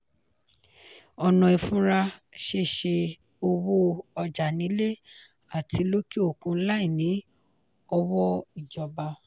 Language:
Yoruba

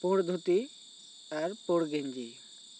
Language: Santali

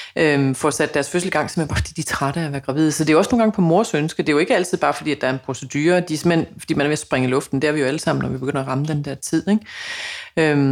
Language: Danish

